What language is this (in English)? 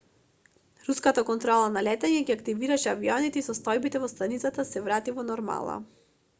Macedonian